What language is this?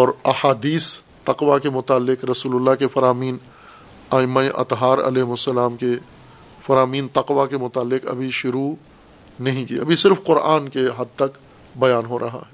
Urdu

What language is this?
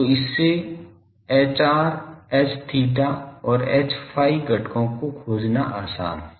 Hindi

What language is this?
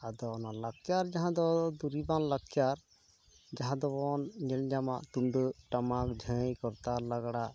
Santali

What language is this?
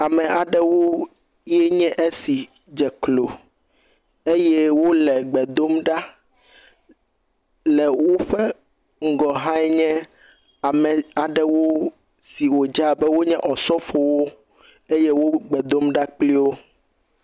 Ewe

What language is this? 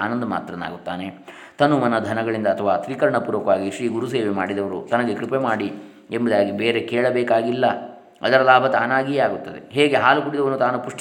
Kannada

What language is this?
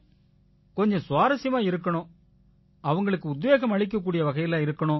Tamil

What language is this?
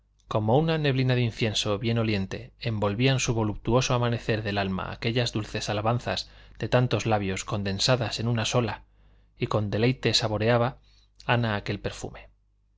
Spanish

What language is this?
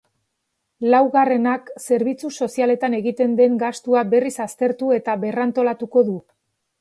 Basque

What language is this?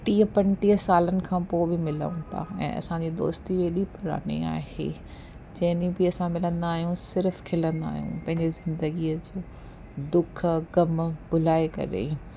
Sindhi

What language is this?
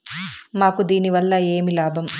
Telugu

